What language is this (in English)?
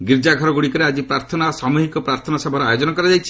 Odia